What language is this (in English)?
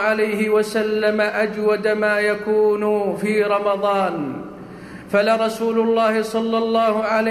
Arabic